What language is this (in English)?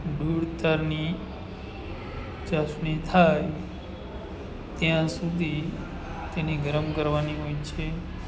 Gujarati